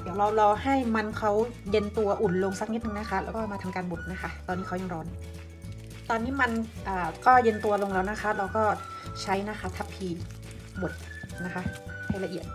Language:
Thai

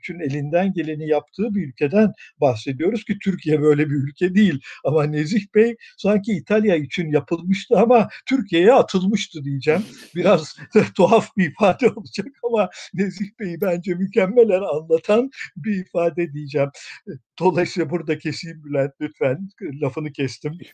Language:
Turkish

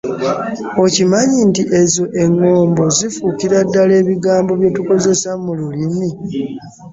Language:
Ganda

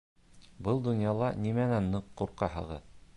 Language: Bashkir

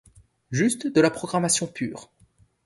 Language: French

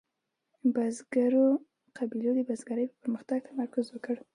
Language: Pashto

